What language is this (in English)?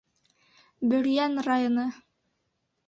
Bashkir